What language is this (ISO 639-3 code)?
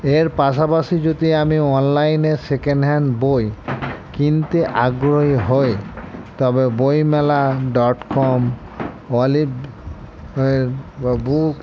ben